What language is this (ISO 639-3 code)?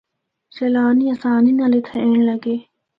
hno